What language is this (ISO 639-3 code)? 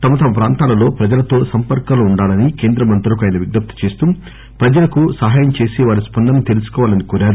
tel